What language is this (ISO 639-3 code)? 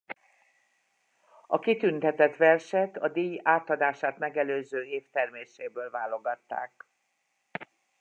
hun